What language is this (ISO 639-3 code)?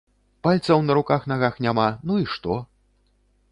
bel